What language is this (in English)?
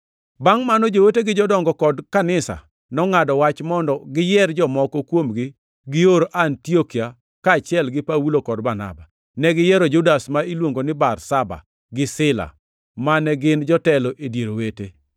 Luo (Kenya and Tanzania)